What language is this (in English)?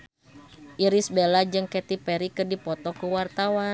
Sundanese